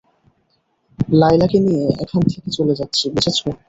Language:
Bangla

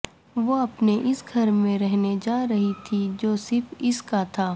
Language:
Urdu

